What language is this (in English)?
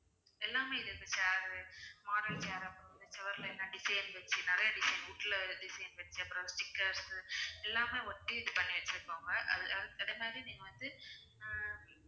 Tamil